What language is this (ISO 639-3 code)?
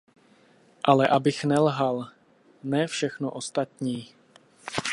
ces